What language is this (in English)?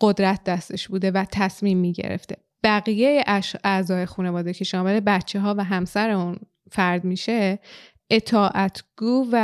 Persian